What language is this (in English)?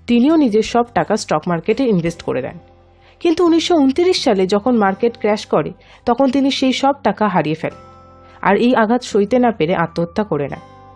Bangla